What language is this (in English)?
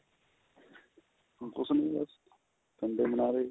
Punjabi